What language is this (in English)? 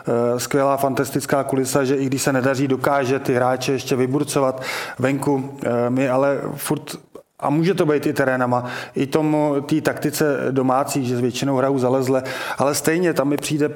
Czech